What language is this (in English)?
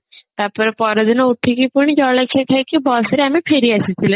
Odia